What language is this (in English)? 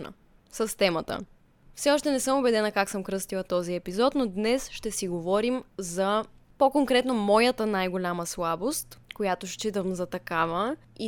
Bulgarian